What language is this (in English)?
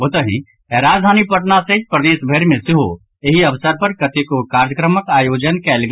Maithili